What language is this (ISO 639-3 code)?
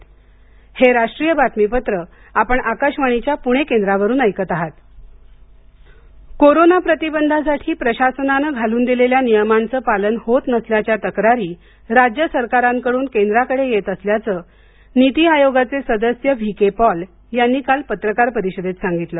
mar